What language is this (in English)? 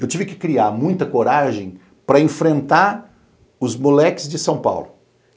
Portuguese